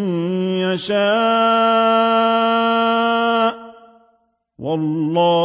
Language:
Arabic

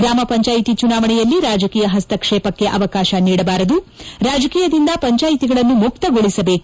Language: Kannada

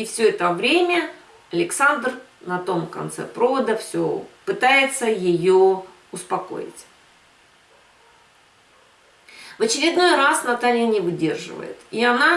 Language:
Russian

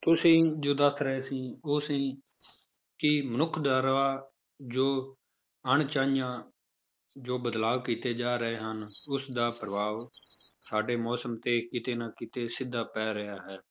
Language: Punjabi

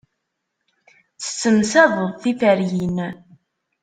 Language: Kabyle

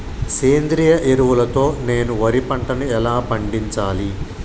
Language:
Telugu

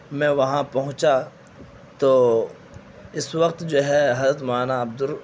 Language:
Urdu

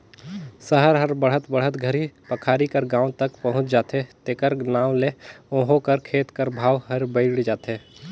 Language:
Chhattisgarhi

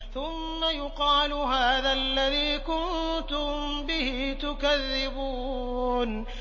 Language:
Arabic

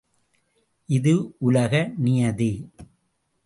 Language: Tamil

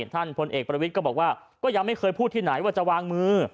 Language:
Thai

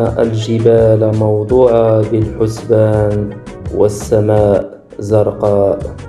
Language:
Arabic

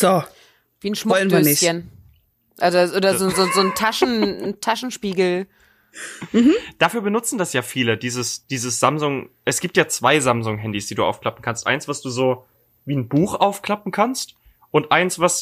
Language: German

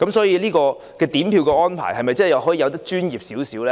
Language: Cantonese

